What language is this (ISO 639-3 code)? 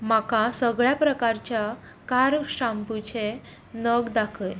kok